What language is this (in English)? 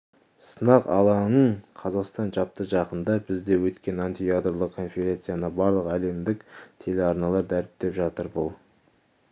Kazakh